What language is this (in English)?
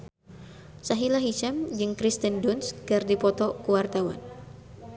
Sundanese